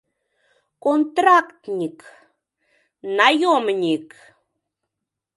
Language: Mari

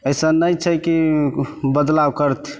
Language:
Maithili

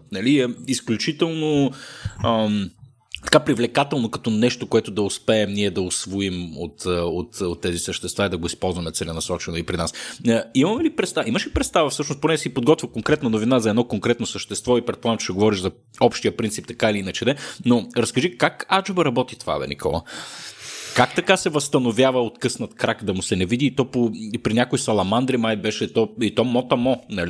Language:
Bulgarian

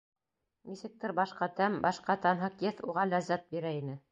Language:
Bashkir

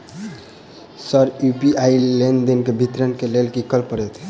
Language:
Maithili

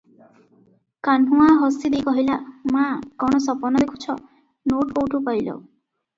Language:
Odia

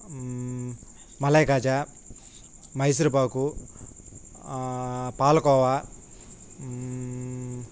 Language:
Telugu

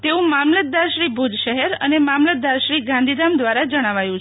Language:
Gujarati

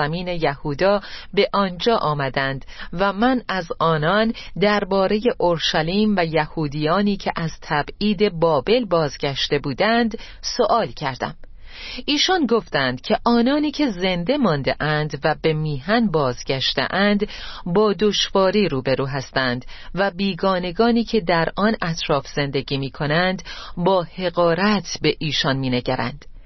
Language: Persian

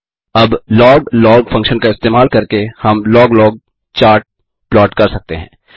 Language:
Hindi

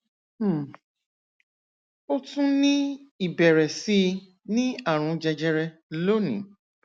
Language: Yoruba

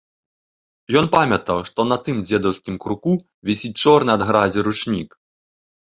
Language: Belarusian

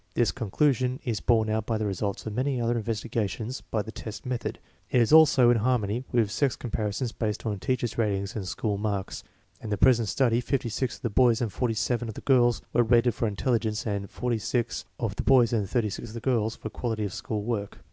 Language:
English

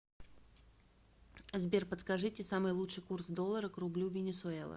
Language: Russian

